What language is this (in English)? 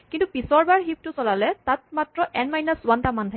Assamese